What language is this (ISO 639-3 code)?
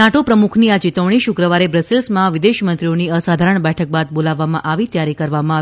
guj